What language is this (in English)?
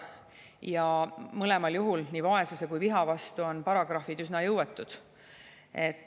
Estonian